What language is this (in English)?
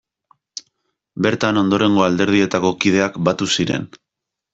Basque